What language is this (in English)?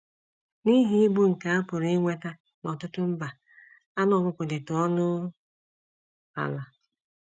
Igbo